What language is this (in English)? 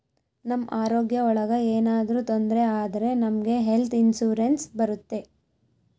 Kannada